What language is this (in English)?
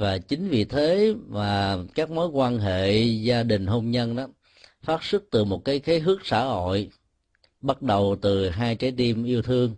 Vietnamese